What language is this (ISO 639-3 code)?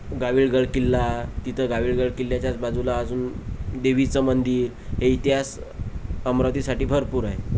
mar